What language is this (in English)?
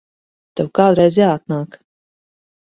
Latvian